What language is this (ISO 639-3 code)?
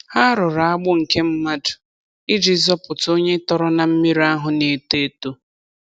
ibo